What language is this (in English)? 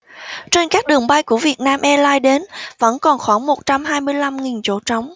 Vietnamese